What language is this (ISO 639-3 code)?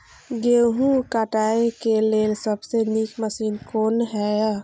mai